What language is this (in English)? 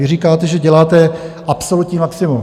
Czech